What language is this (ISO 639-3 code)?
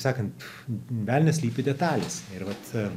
lit